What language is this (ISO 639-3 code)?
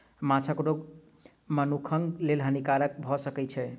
mai